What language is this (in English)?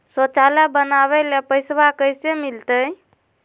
Magahi